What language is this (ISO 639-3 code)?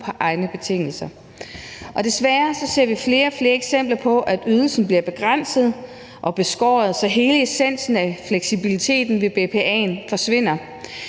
dan